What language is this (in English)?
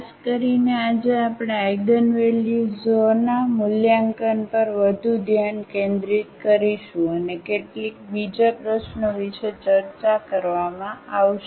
Gujarati